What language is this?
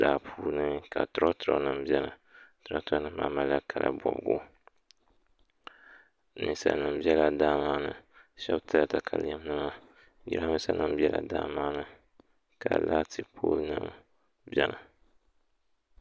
Dagbani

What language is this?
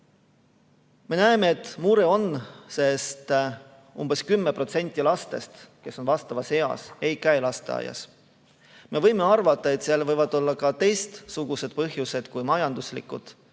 Estonian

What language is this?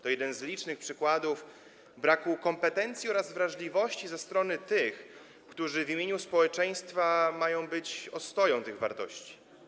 Polish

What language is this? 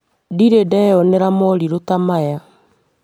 Kikuyu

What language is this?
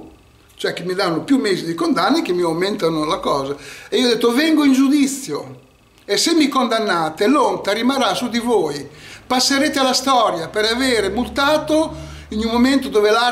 Italian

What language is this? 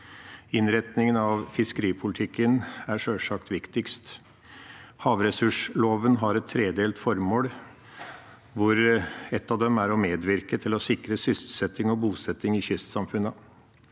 Norwegian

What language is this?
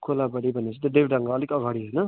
Nepali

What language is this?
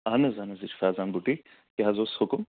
Kashmiri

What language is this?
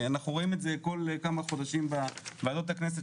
Hebrew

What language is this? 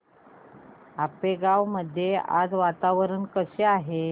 Marathi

